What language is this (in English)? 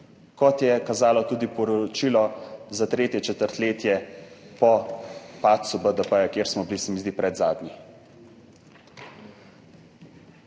Slovenian